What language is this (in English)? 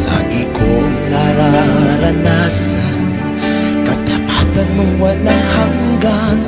Indonesian